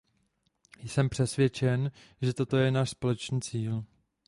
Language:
Czech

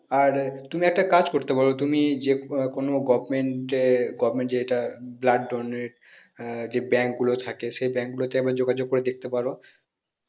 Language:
Bangla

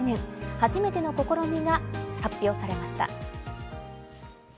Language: Japanese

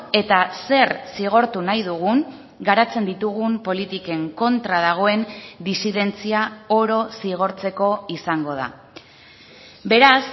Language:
Basque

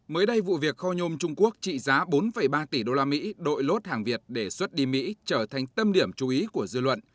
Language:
Vietnamese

